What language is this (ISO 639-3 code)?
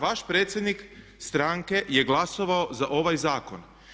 hrv